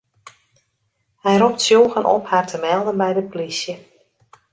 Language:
Western Frisian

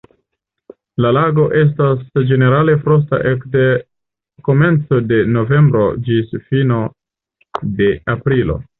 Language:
Esperanto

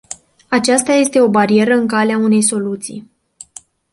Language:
Romanian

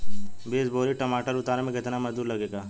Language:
Bhojpuri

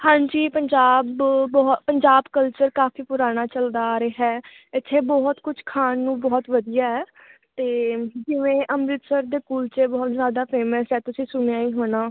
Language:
Punjabi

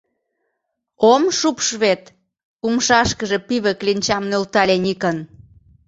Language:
Mari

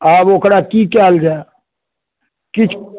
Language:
Maithili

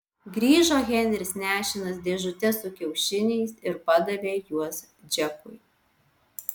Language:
Lithuanian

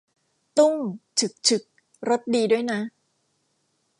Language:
Thai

